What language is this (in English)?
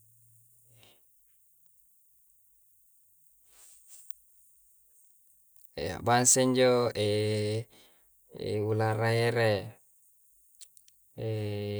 Coastal Konjo